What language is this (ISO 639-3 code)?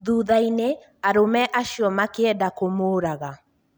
kik